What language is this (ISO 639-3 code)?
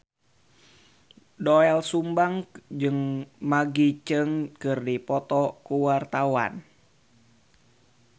sun